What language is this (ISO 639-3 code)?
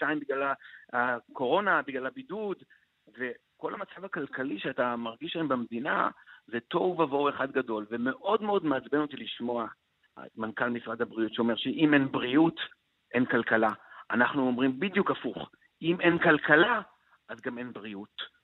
heb